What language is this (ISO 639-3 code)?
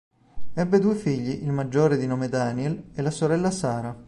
ita